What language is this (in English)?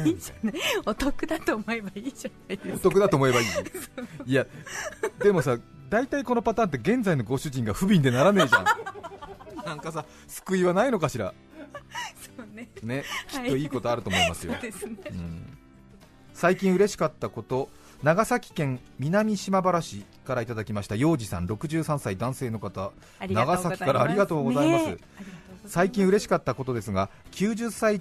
Japanese